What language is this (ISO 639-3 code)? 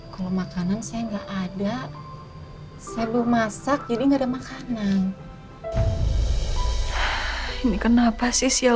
ind